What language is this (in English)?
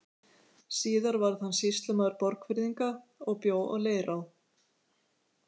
Icelandic